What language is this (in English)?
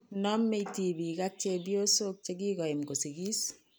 Kalenjin